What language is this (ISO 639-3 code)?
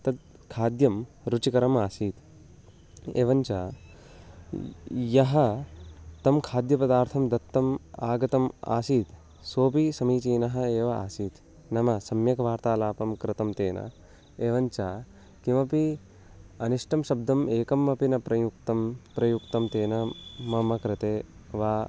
san